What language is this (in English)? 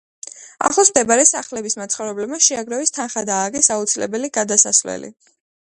Georgian